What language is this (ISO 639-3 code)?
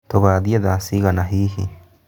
kik